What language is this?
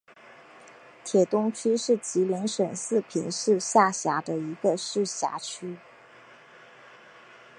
Chinese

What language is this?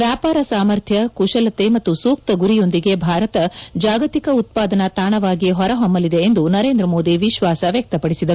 Kannada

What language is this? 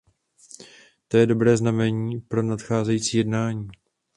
Czech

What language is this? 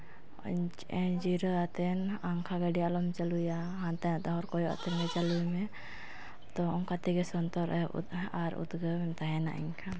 Santali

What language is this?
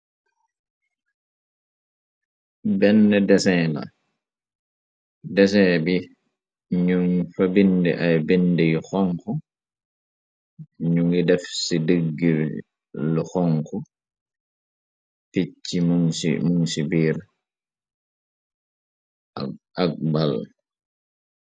Wolof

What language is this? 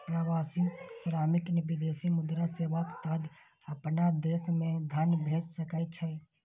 Maithili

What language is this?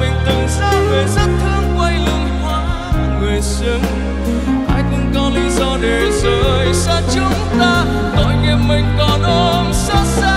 Vietnamese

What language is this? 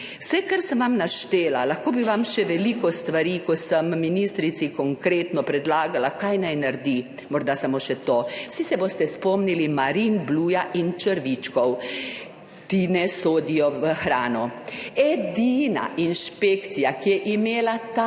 Slovenian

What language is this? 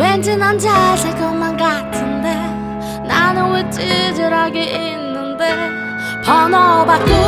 Korean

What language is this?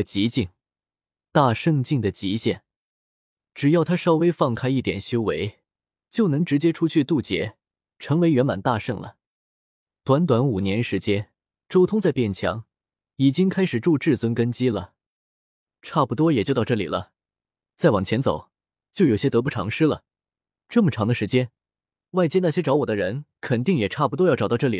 Chinese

